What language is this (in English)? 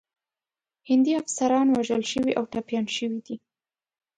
Pashto